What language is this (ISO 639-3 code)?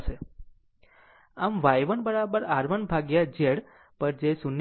guj